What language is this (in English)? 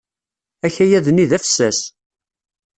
Kabyle